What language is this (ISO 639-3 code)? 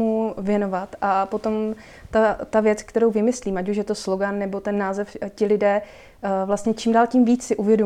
ces